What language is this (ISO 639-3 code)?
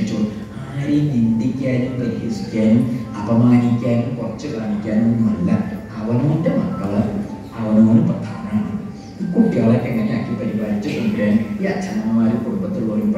ind